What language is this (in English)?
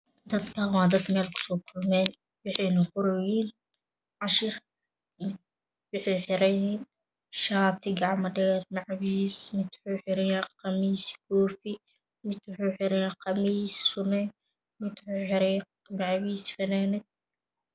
Somali